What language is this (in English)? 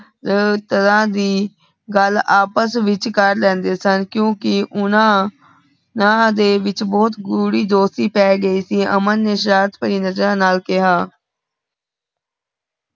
Punjabi